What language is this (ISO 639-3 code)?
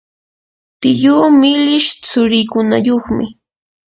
qur